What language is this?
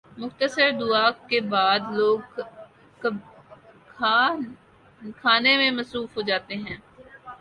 Urdu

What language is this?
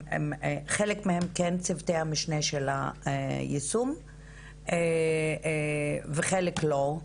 Hebrew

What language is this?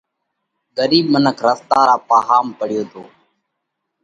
Parkari Koli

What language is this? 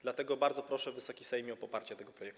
Polish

